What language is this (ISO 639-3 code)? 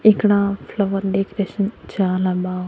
tel